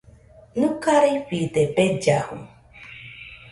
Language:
Nüpode Huitoto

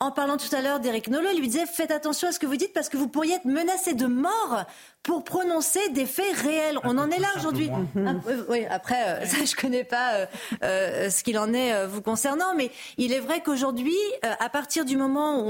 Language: French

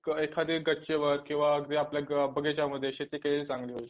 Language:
Marathi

